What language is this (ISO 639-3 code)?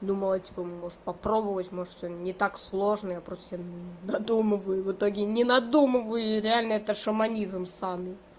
rus